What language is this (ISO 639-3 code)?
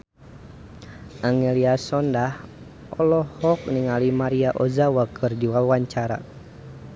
sun